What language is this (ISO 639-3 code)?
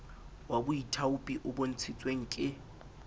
sot